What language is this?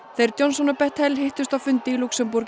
Icelandic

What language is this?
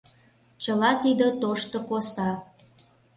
Mari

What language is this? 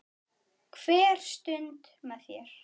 Icelandic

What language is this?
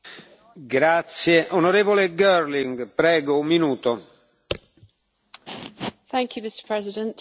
English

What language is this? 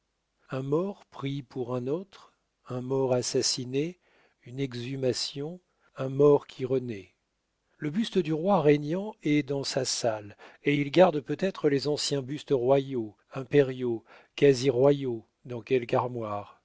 French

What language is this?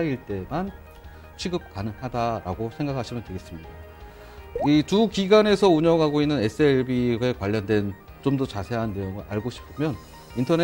Korean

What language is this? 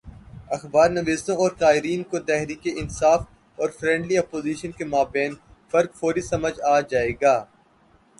Urdu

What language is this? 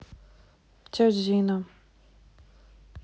Russian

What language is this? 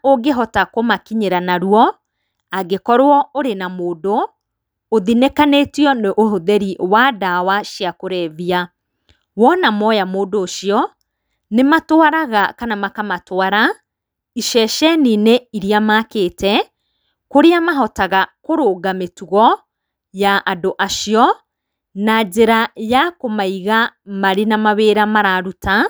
Kikuyu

